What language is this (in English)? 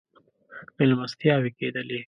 Pashto